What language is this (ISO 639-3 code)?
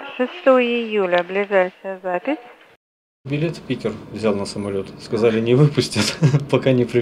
rus